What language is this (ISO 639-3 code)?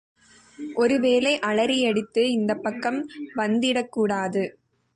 tam